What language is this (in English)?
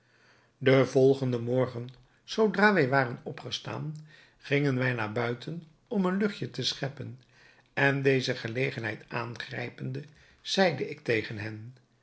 Dutch